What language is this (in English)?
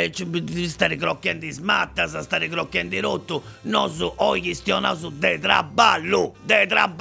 Italian